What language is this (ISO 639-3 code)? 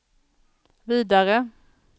swe